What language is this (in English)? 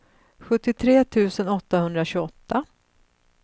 Swedish